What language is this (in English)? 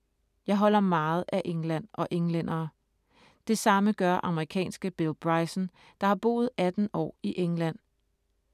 Danish